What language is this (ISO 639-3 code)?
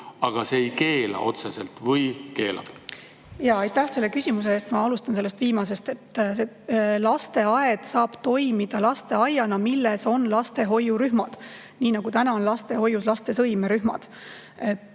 est